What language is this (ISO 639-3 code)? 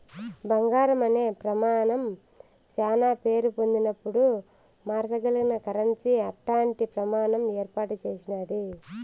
tel